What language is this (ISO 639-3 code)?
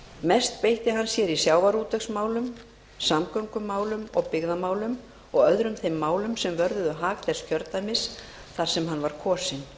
isl